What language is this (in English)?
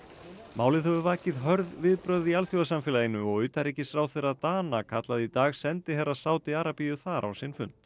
Icelandic